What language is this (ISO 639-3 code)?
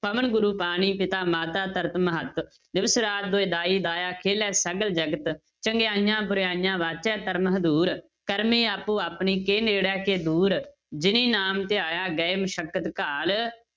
pan